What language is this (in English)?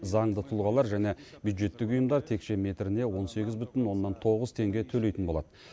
Kazakh